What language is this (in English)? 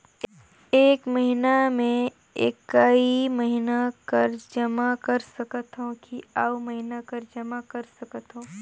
Chhattisgarhi